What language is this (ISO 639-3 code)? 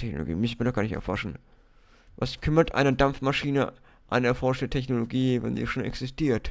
deu